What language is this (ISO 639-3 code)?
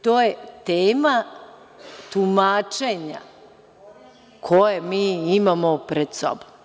srp